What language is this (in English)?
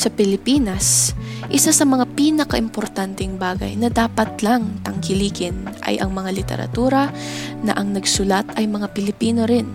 Filipino